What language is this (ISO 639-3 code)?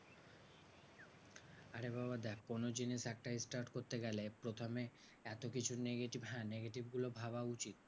ben